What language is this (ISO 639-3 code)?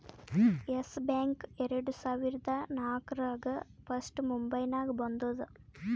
kan